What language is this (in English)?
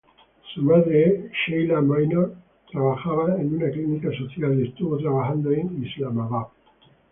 Spanish